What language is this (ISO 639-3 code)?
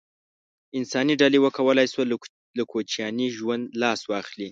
pus